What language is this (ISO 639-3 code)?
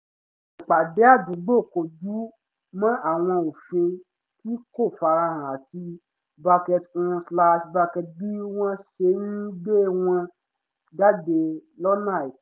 yor